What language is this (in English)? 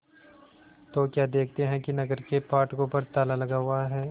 Hindi